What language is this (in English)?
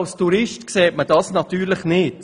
Swiss German